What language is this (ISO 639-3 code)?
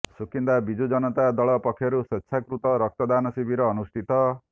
ori